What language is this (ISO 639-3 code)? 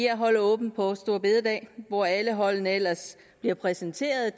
dan